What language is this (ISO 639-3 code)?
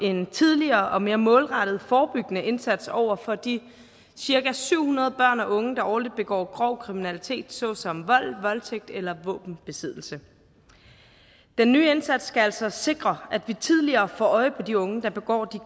dan